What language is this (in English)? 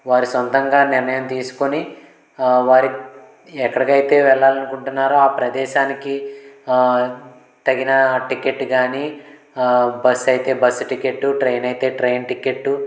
Telugu